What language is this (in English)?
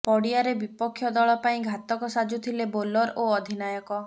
Odia